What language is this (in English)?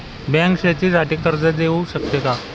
Marathi